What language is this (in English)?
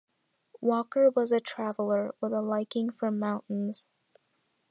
English